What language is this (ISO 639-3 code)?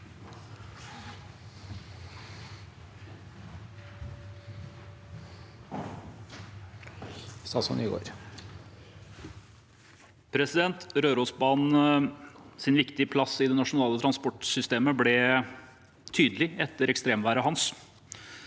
nor